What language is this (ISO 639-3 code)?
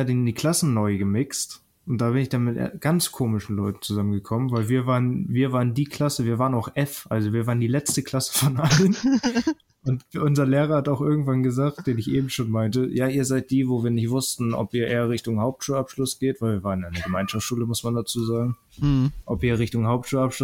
deu